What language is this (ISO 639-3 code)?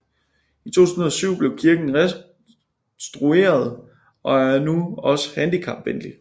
dan